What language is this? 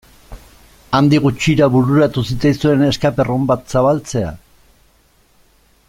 Basque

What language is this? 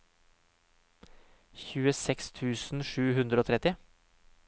Norwegian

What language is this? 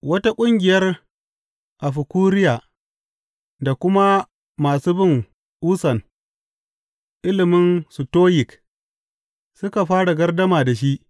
Hausa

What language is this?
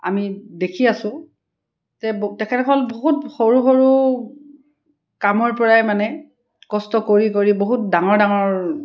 Assamese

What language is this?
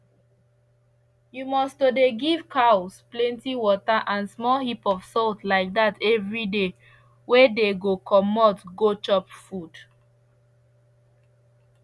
Nigerian Pidgin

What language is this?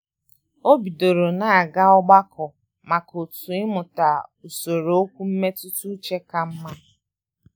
Igbo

